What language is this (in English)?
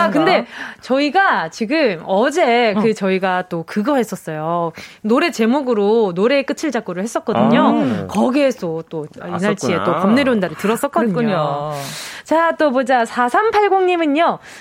Korean